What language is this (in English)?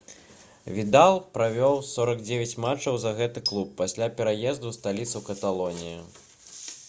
Belarusian